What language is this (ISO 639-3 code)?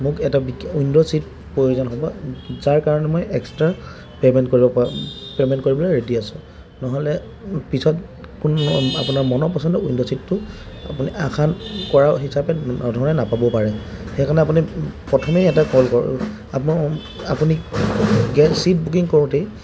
asm